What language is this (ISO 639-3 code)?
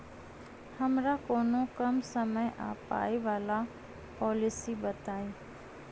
mai